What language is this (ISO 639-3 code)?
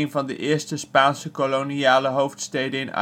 nld